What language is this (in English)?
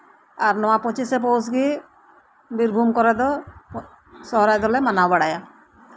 Santali